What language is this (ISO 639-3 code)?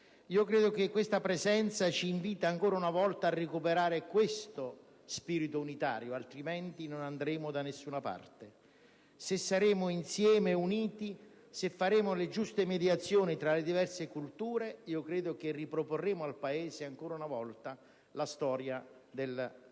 ita